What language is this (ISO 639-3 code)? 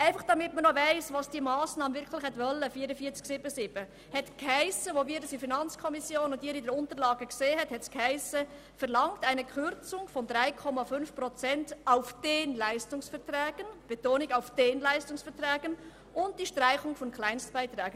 gsw